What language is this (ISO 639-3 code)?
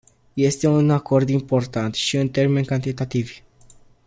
ron